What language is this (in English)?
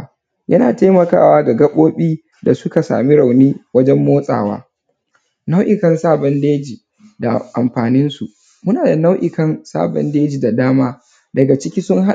Hausa